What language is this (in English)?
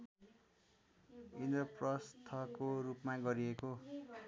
Nepali